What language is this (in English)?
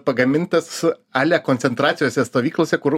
Lithuanian